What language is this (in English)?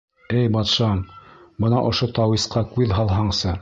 Bashkir